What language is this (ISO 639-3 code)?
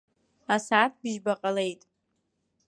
abk